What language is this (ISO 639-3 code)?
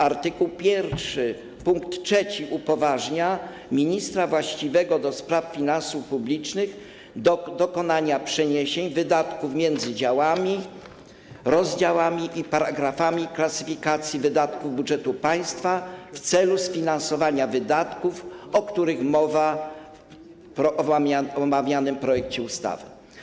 pol